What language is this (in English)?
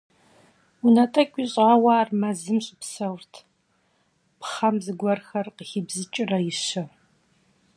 Kabardian